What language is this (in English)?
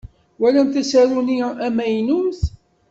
Kabyle